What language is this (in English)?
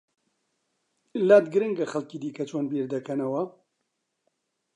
Central Kurdish